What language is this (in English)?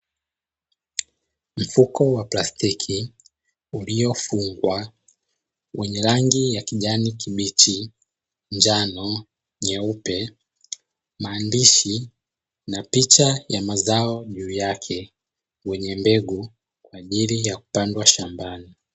Swahili